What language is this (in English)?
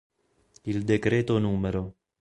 Italian